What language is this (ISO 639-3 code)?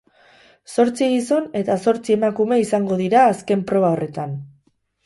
eus